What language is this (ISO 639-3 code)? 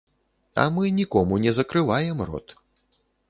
bel